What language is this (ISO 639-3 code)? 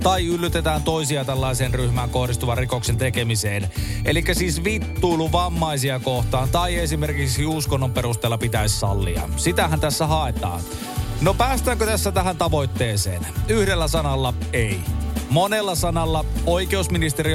fin